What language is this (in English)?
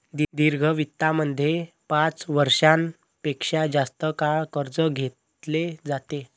Marathi